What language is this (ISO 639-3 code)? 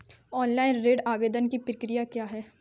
hin